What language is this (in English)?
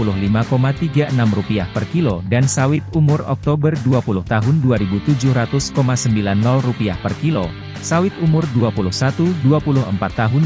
Indonesian